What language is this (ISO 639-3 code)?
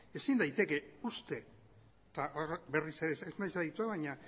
eus